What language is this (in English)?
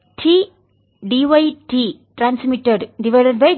Tamil